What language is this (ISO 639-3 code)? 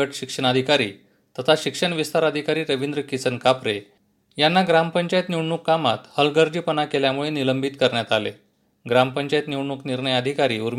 mar